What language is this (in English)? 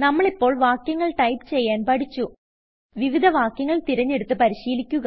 Malayalam